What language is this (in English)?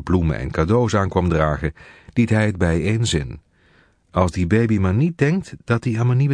Dutch